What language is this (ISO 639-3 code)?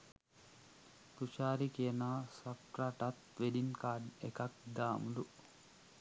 sin